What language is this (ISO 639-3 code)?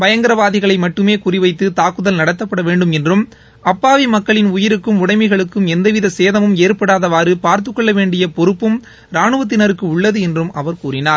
tam